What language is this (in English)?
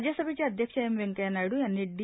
Marathi